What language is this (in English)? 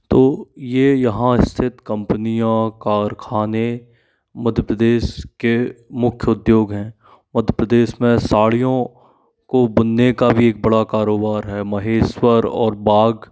Hindi